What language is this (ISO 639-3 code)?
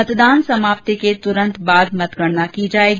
hin